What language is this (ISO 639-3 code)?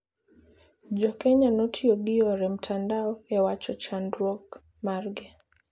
luo